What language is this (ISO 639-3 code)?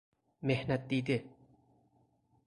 fas